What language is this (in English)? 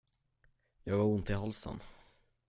Swedish